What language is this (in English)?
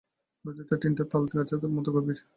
Bangla